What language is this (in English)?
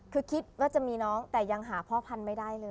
Thai